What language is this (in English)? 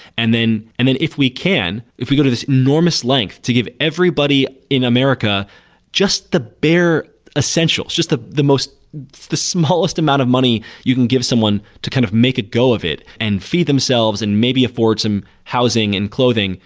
English